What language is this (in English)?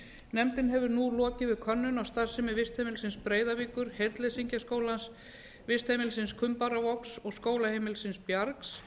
Icelandic